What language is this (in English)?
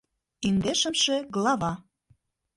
Mari